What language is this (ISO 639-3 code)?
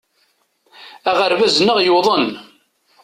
kab